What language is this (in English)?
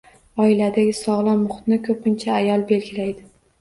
Uzbek